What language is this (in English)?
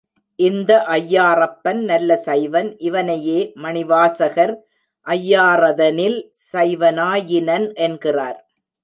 Tamil